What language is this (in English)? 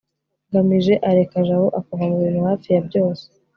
Kinyarwanda